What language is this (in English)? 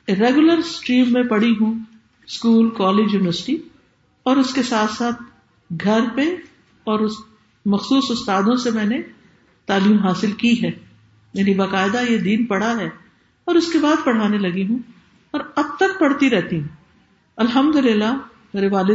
Urdu